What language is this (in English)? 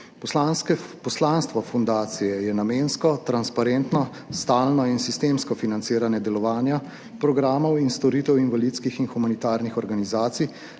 Slovenian